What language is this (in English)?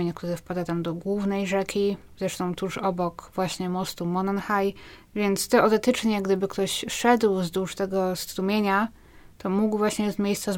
Polish